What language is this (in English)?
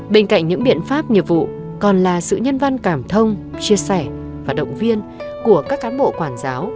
Vietnamese